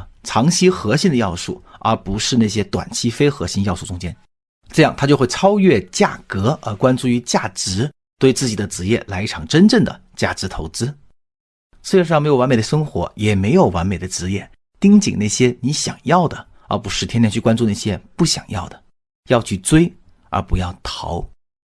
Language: Chinese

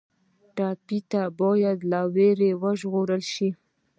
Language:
Pashto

